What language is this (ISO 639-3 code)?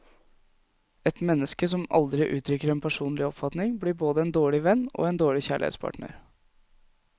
nor